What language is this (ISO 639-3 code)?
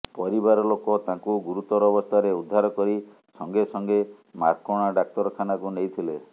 ori